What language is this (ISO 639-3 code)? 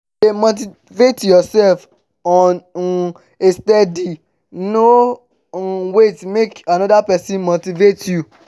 pcm